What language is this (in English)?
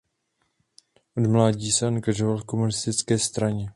Czech